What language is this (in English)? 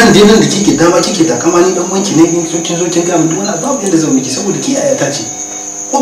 Indonesian